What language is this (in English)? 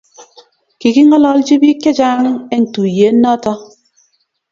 Kalenjin